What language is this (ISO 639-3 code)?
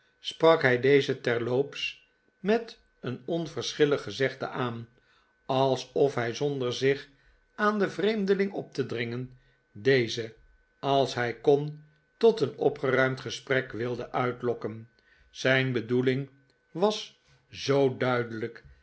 nld